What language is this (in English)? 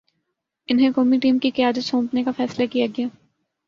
Urdu